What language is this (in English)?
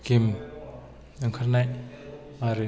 Bodo